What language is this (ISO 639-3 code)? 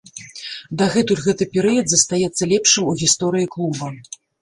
bel